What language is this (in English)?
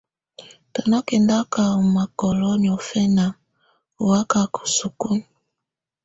Tunen